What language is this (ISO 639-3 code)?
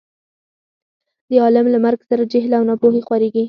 pus